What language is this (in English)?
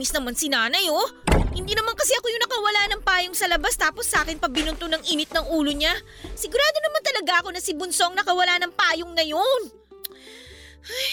Filipino